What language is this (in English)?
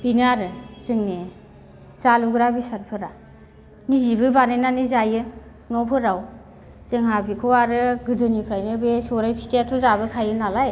Bodo